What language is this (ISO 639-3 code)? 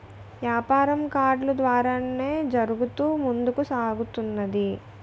tel